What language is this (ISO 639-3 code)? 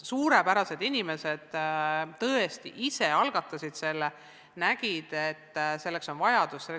est